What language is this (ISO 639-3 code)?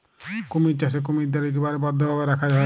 ben